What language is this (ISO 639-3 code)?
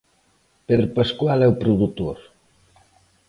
glg